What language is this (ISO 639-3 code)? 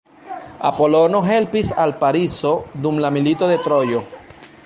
epo